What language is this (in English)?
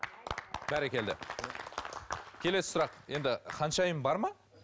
Kazakh